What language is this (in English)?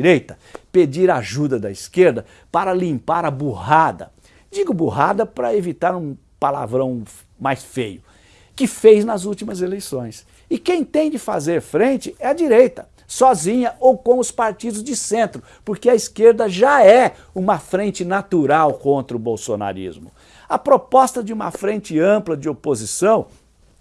Portuguese